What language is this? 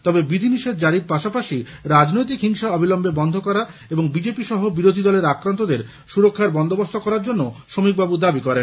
Bangla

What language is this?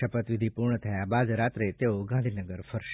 Gujarati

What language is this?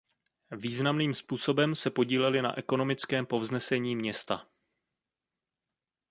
Czech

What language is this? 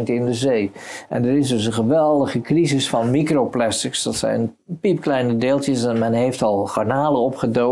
Dutch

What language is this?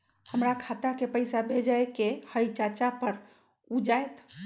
Magahi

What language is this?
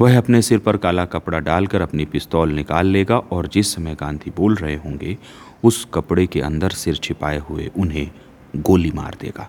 Hindi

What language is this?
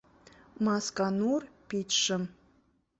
Mari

